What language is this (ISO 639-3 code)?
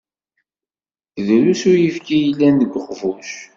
kab